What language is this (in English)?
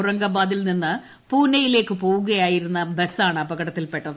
Malayalam